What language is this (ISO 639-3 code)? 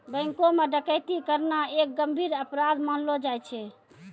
mai